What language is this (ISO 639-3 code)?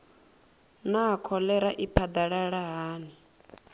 ven